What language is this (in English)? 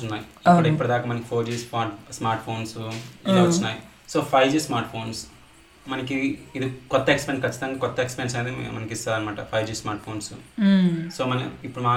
Telugu